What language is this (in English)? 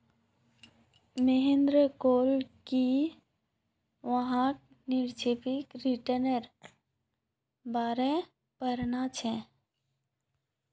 Magahi